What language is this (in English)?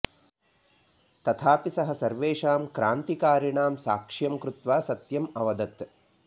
Sanskrit